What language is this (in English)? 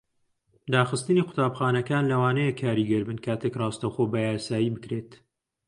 Central Kurdish